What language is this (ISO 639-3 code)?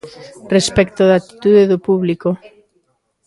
glg